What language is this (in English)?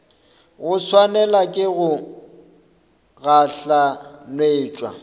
Northern Sotho